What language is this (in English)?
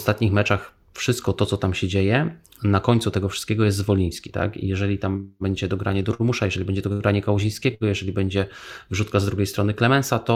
Polish